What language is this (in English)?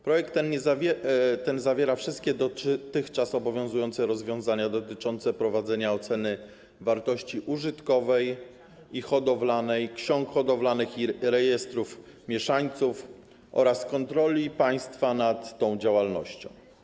Polish